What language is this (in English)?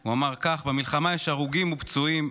Hebrew